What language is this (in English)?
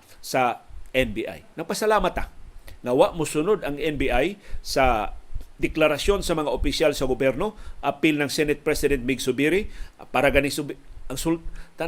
Filipino